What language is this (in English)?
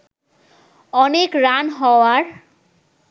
Bangla